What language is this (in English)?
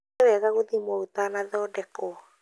Kikuyu